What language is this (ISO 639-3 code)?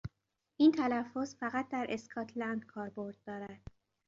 fas